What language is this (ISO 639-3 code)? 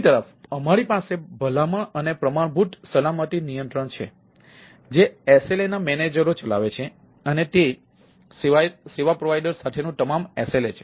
guj